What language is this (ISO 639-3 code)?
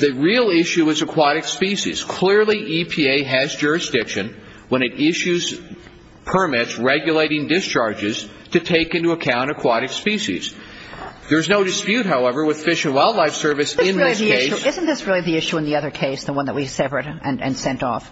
eng